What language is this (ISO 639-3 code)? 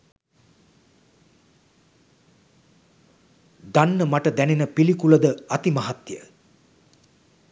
sin